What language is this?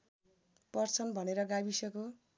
Nepali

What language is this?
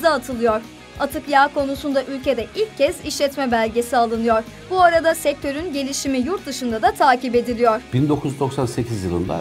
Turkish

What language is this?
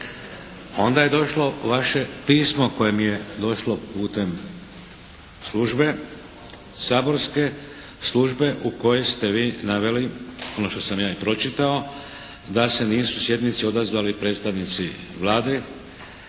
Croatian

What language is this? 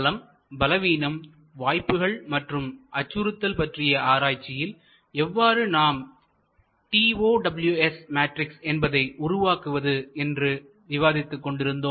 Tamil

